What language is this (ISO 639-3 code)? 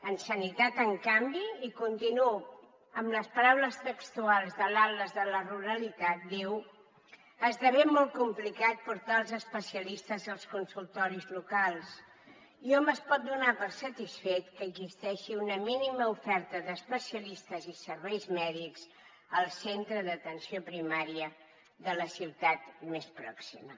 cat